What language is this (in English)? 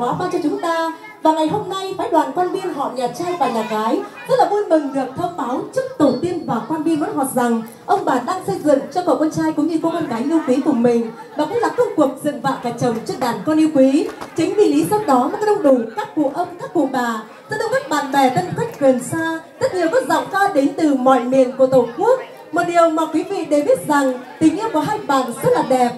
Vietnamese